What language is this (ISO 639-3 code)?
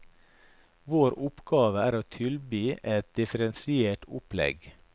nor